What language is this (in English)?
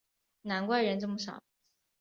Chinese